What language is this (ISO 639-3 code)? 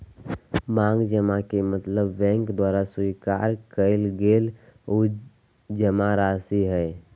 mag